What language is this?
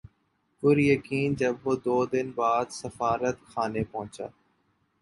Urdu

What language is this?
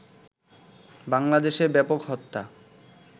Bangla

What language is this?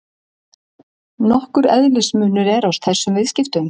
Icelandic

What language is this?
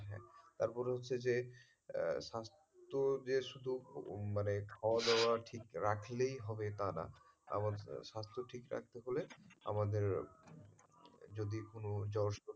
Bangla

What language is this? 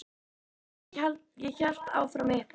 Icelandic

